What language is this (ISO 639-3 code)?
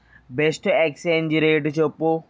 tel